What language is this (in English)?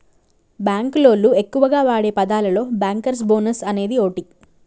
Telugu